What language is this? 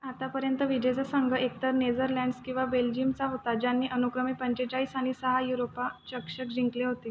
Marathi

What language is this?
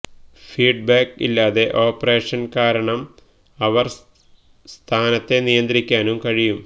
Malayalam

